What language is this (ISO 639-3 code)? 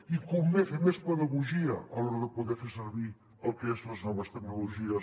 cat